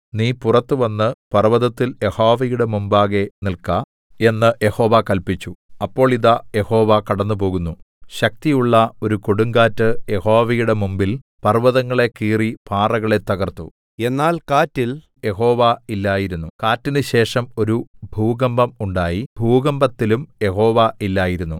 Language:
Malayalam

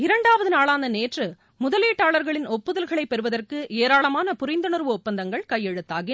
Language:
Tamil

